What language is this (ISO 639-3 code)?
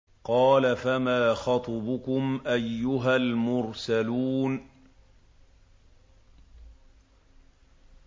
ara